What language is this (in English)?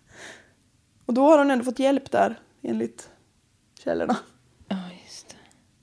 Swedish